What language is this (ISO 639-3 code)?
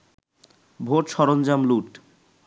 ben